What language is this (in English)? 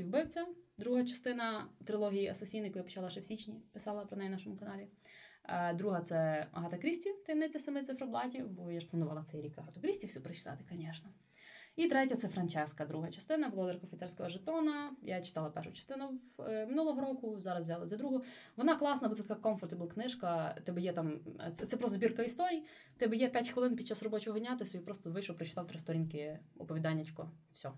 Ukrainian